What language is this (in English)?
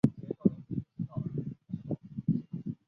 Chinese